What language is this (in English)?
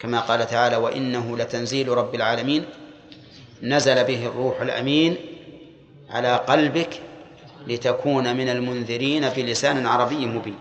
Arabic